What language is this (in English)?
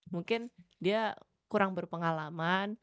Indonesian